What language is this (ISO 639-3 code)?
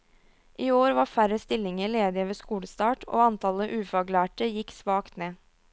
nor